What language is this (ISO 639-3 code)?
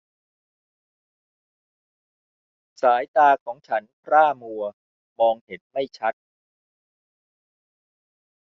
tha